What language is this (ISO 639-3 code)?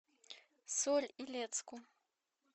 rus